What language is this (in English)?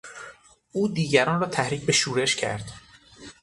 Persian